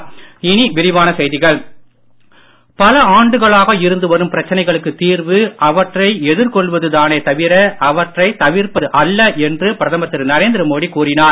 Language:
Tamil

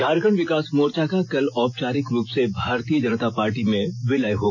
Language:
Hindi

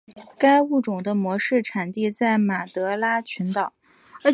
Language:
Chinese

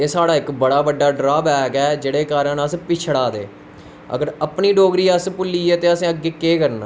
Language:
Dogri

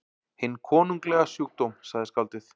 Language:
Icelandic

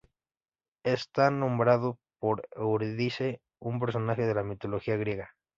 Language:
Spanish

